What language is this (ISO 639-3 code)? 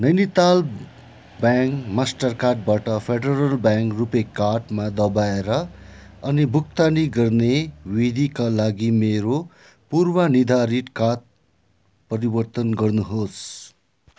nep